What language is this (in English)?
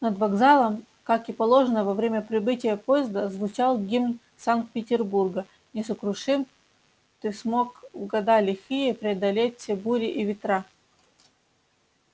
Russian